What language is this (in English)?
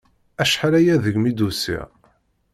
Kabyle